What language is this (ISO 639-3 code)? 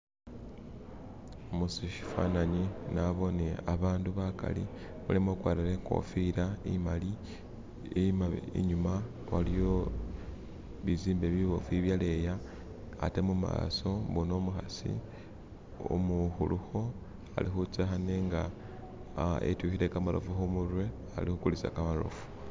myx